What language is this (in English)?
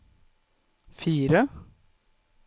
Norwegian